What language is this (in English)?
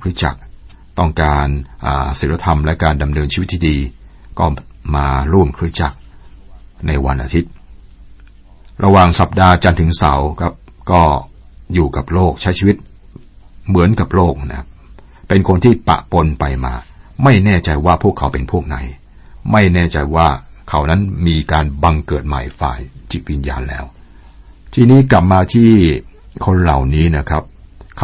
Thai